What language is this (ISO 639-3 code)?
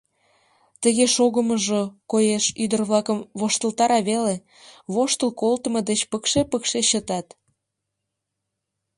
chm